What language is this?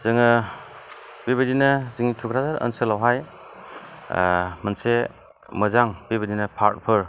Bodo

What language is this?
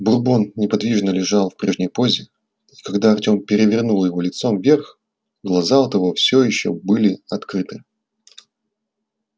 Russian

